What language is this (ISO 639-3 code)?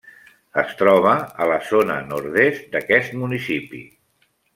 cat